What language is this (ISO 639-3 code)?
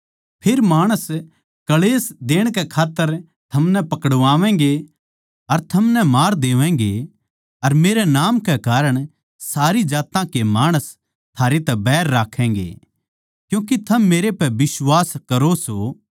bgc